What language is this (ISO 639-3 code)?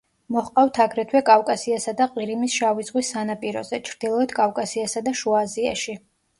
kat